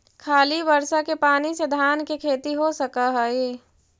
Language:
Magahi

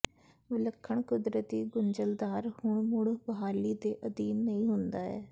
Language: Punjabi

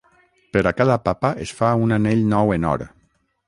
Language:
Catalan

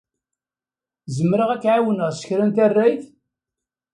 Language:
Kabyle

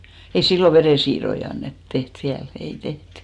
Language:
Finnish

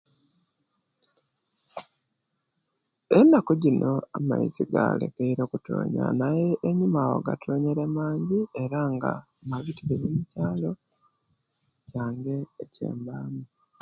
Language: Kenyi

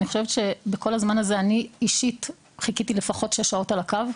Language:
Hebrew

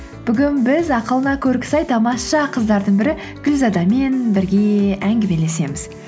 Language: Kazakh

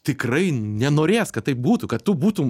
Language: Lithuanian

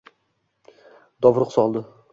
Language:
Uzbek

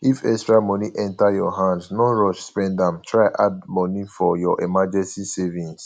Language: Nigerian Pidgin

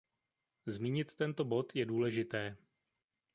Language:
Czech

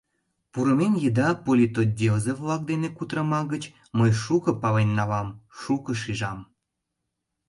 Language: Mari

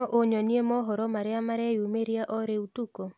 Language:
Kikuyu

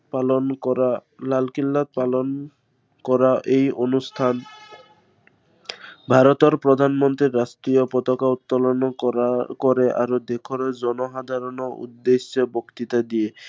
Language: Assamese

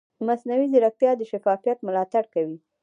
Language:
Pashto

